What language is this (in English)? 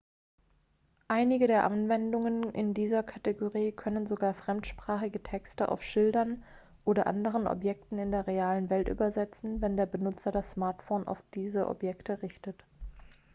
German